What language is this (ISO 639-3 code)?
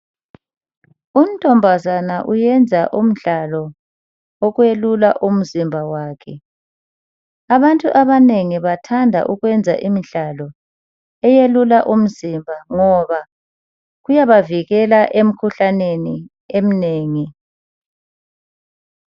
nde